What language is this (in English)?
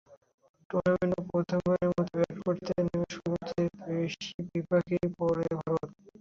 Bangla